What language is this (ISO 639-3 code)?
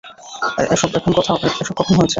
ben